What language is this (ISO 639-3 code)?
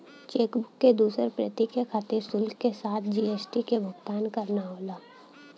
bho